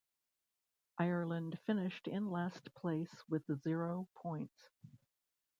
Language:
English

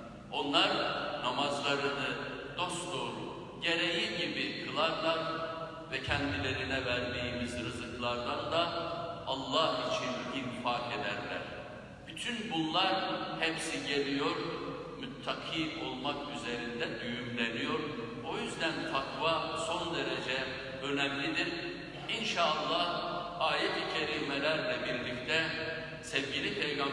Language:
Turkish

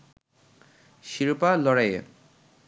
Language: Bangla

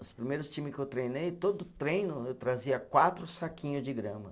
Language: Portuguese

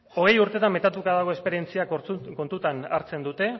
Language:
Basque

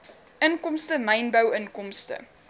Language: Afrikaans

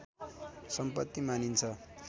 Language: Nepali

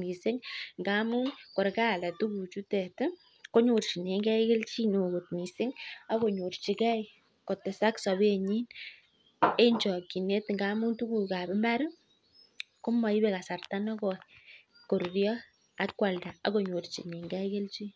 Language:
Kalenjin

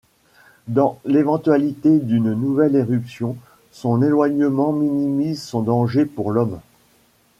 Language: French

